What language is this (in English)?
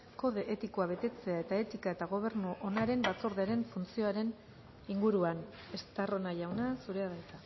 Basque